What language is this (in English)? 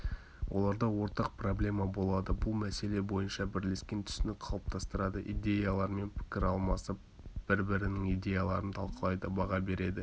Kazakh